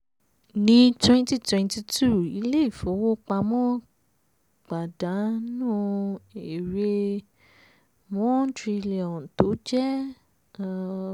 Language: Yoruba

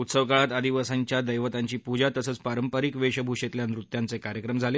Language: Marathi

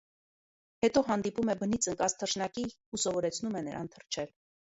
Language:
Armenian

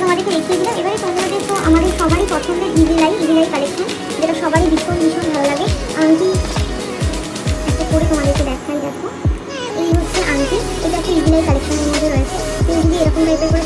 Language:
Romanian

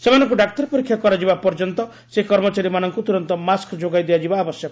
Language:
Odia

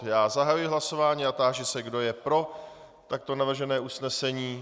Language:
Czech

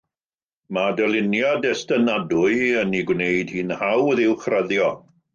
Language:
Welsh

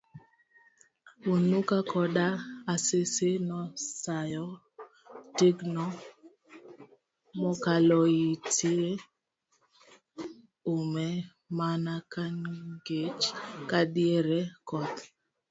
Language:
Luo (Kenya and Tanzania)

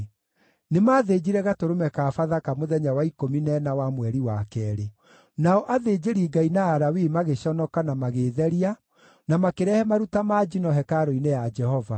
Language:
Kikuyu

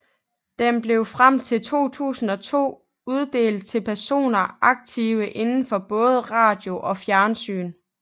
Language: Danish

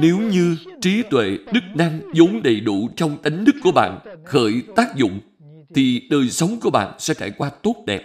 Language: Vietnamese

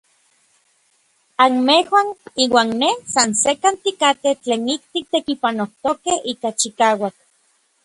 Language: Orizaba Nahuatl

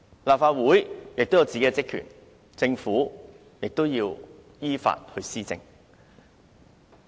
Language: Cantonese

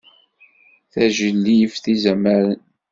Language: Kabyle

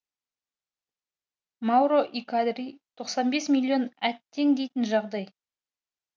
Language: Kazakh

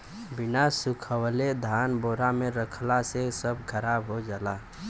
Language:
Bhojpuri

